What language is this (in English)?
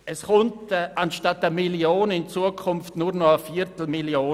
Swiss German